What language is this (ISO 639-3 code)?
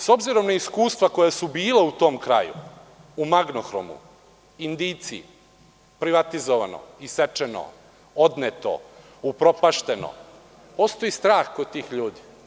srp